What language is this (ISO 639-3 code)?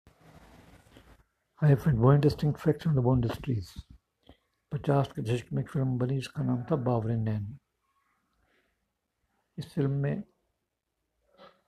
hin